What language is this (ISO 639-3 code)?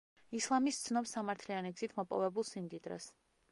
kat